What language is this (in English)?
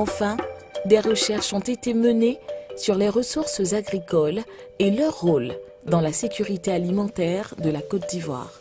French